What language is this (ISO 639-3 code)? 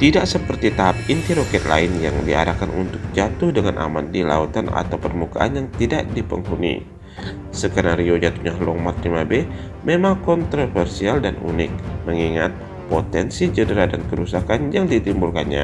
ind